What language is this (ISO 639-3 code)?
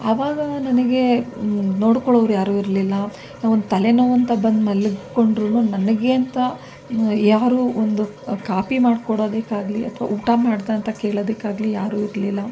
kan